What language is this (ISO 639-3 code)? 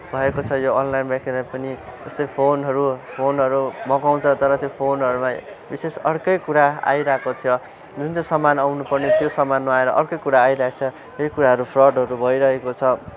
nep